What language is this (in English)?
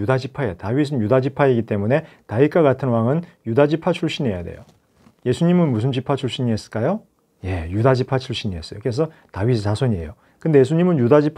Korean